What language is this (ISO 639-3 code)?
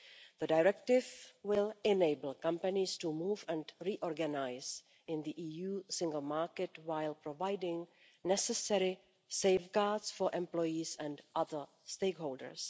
eng